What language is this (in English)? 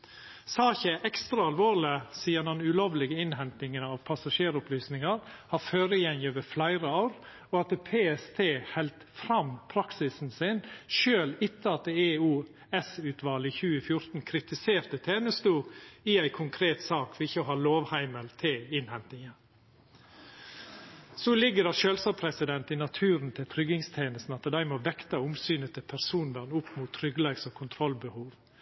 Norwegian Nynorsk